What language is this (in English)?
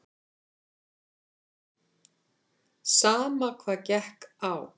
Icelandic